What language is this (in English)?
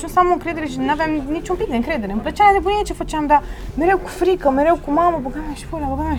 Romanian